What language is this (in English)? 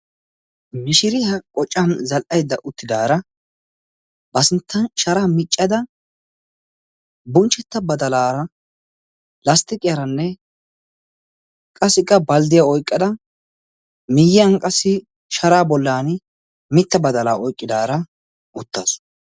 Wolaytta